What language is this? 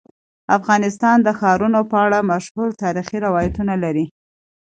Pashto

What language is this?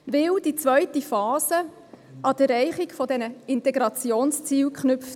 Swiss German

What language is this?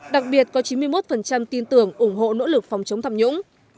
Vietnamese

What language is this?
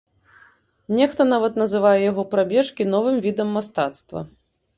Belarusian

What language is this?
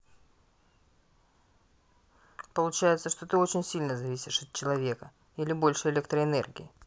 Russian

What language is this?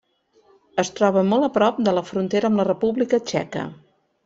Catalan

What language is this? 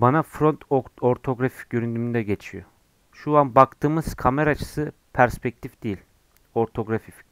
Turkish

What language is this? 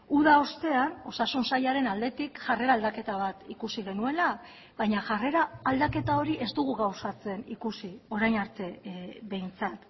Basque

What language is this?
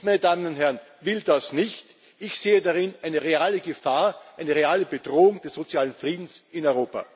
German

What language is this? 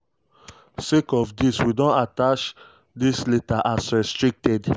Nigerian Pidgin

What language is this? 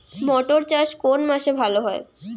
Bangla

